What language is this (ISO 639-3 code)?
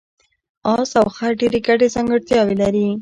pus